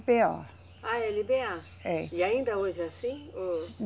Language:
Portuguese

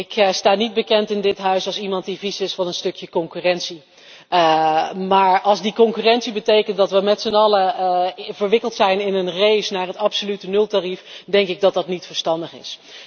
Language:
Dutch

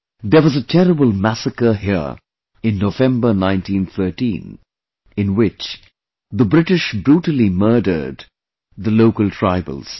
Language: English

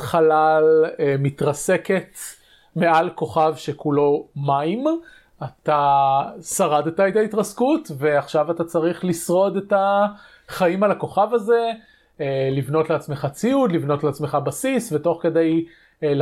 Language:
Hebrew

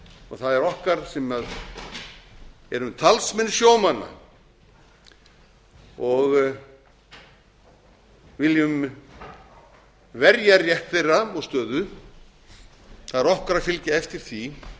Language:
Icelandic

